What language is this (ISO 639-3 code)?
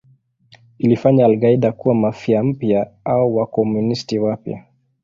swa